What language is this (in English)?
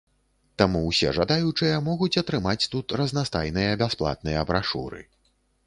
Belarusian